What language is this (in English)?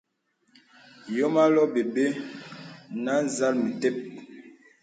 Bebele